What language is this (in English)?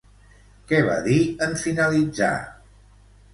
Catalan